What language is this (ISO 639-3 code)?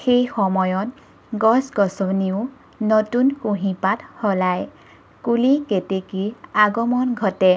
asm